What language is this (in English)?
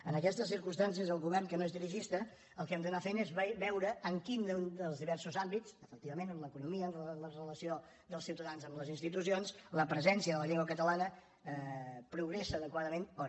Catalan